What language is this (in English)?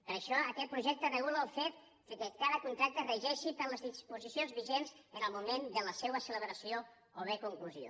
Catalan